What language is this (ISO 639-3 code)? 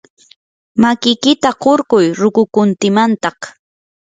qur